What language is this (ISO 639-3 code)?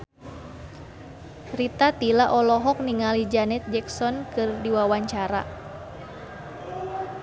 sun